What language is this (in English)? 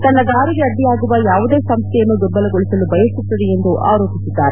Kannada